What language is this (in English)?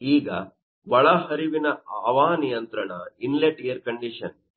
Kannada